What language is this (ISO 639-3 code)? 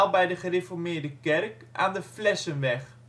nld